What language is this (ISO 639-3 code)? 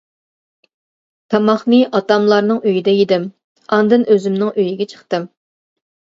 uig